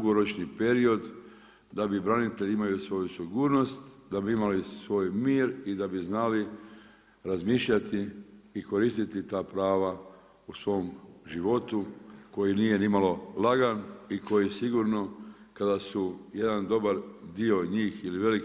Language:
Croatian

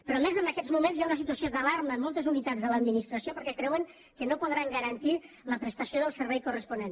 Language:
Catalan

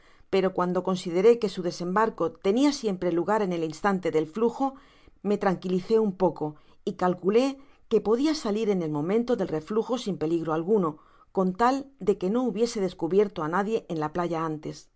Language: Spanish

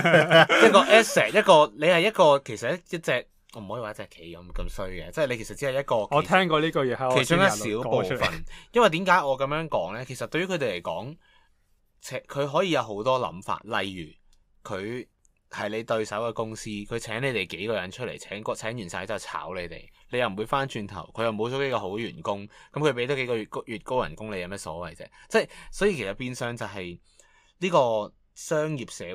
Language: Chinese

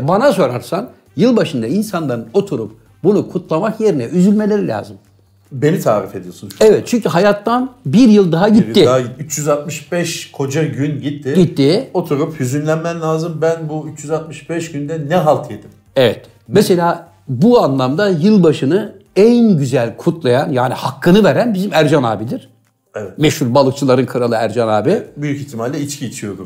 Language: Turkish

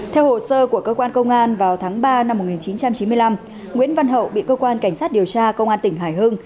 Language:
Vietnamese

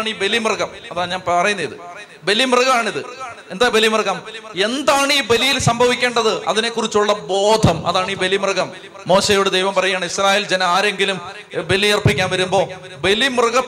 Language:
Malayalam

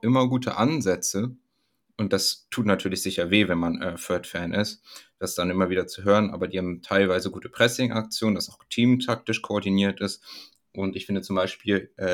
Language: German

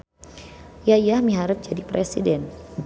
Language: Sundanese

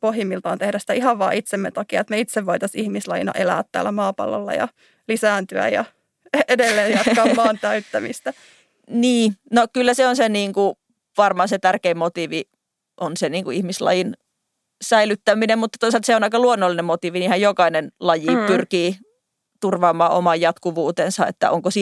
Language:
Finnish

